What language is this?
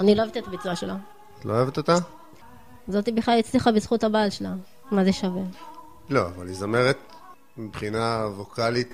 Hebrew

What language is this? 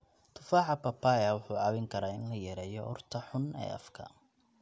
Somali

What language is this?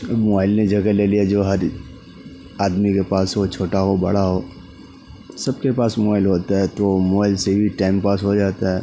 Urdu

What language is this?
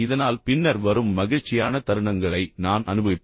Tamil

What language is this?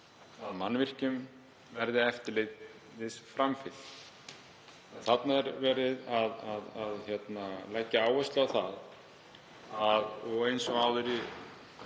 Icelandic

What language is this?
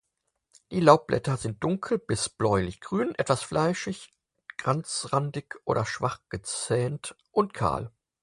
German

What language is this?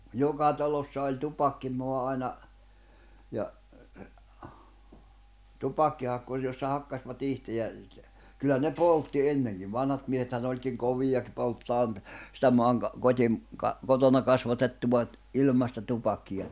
Finnish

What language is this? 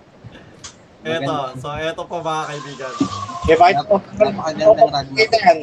Filipino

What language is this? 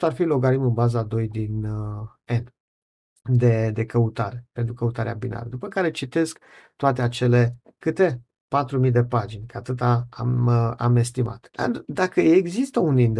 Romanian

